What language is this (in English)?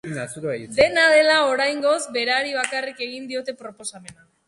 Basque